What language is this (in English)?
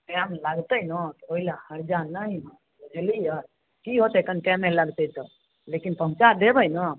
Maithili